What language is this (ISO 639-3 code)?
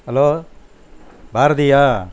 tam